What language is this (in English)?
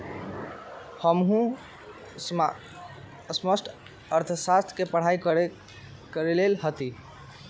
Magahi